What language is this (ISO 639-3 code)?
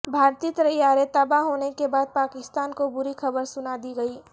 urd